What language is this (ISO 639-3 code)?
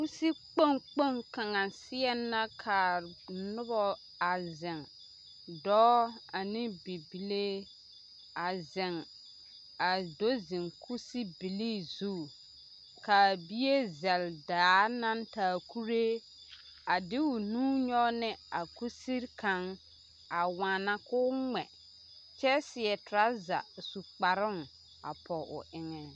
dga